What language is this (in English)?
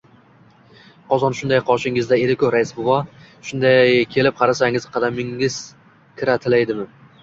Uzbek